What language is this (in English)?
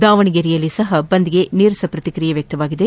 Kannada